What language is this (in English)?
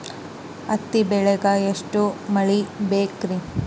Kannada